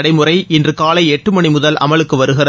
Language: Tamil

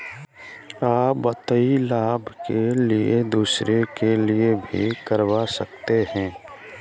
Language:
Magahi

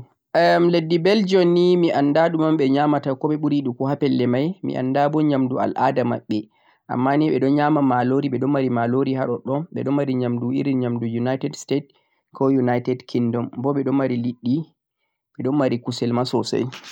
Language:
Central-Eastern Niger Fulfulde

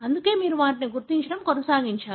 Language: Telugu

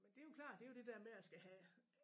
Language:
Danish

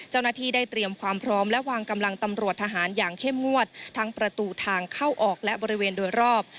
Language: Thai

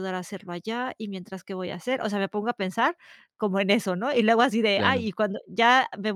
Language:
Spanish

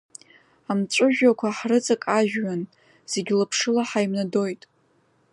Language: Abkhazian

